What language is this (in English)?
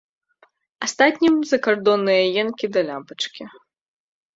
Belarusian